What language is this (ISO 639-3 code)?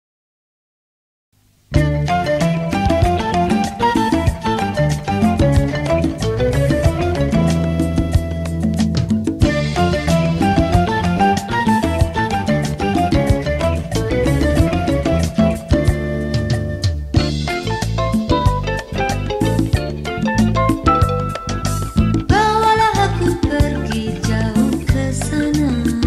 ind